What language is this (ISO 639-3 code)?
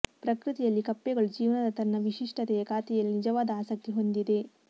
kan